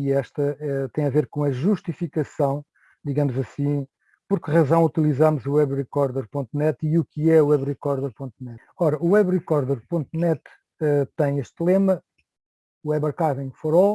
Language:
Portuguese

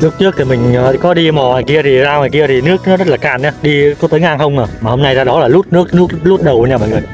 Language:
Vietnamese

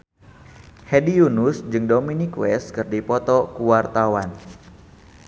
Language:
Sundanese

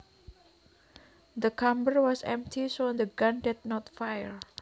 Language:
Javanese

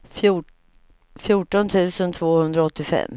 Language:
Swedish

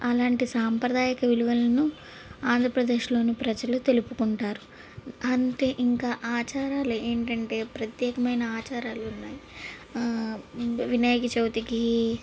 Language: Telugu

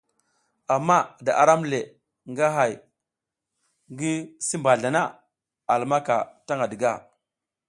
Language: South Giziga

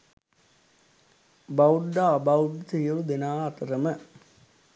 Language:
Sinhala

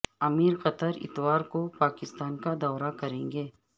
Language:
Urdu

